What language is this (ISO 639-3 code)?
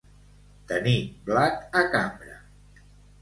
cat